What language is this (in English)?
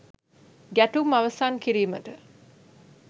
Sinhala